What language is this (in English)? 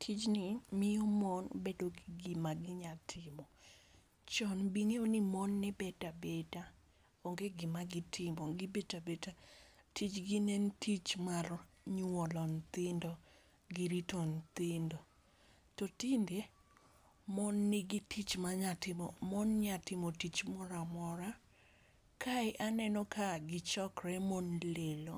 Luo (Kenya and Tanzania)